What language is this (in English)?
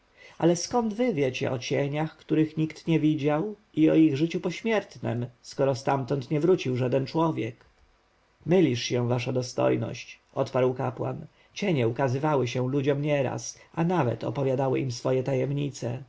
Polish